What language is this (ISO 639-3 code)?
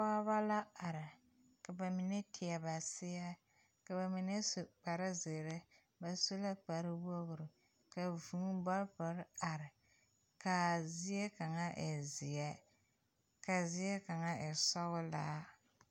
dga